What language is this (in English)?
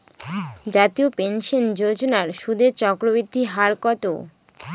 Bangla